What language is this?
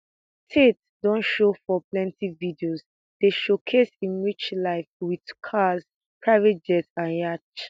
Nigerian Pidgin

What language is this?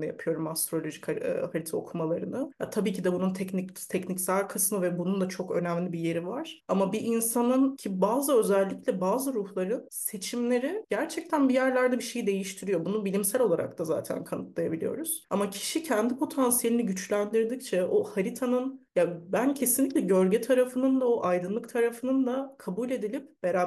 Turkish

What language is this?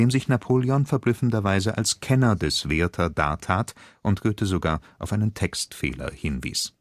German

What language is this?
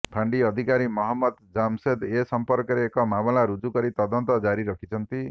Odia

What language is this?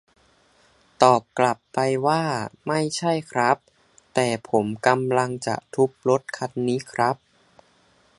Thai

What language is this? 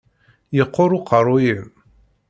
Kabyle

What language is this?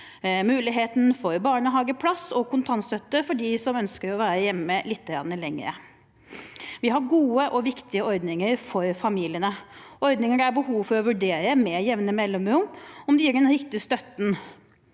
Norwegian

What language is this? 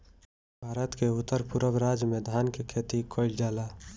Bhojpuri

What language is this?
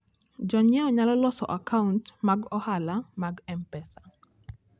Luo (Kenya and Tanzania)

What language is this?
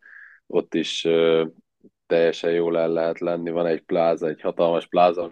Hungarian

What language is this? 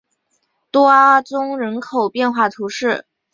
Chinese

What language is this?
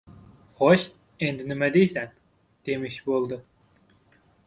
Uzbek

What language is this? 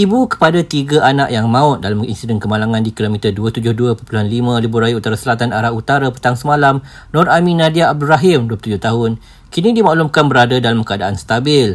Malay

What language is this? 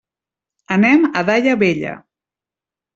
Catalan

